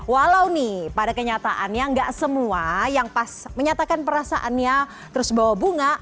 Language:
Indonesian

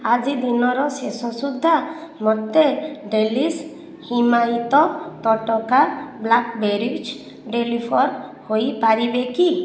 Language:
Odia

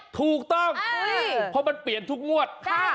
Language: Thai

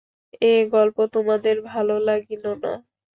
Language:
Bangla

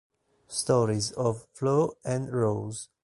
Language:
Italian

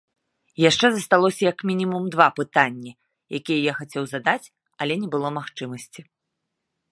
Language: Belarusian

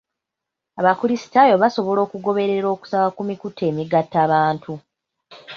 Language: Ganda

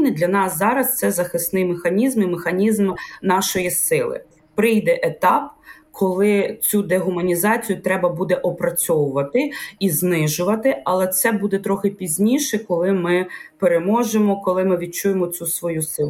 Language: Ukrainian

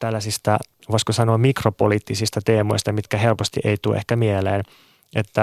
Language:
Finnish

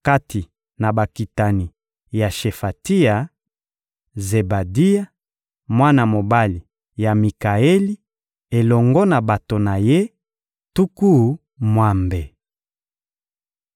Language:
Lingala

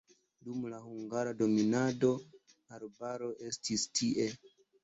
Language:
Esperanto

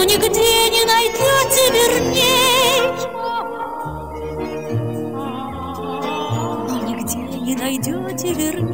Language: Russian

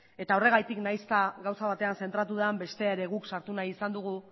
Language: Basque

